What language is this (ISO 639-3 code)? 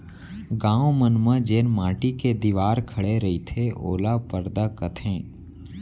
hne